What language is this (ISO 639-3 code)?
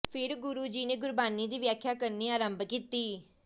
pan